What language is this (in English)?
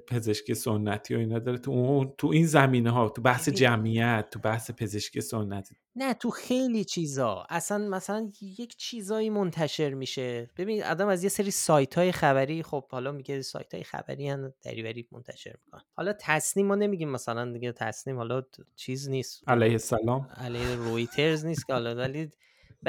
Persian